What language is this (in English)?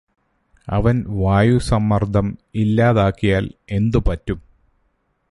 Malayalam